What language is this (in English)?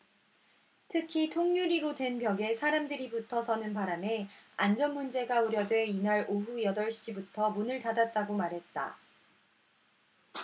Korean